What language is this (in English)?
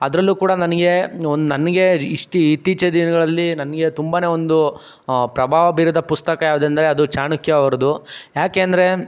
Kannada